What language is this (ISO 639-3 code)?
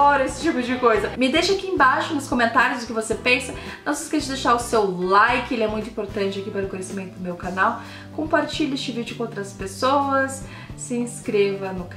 por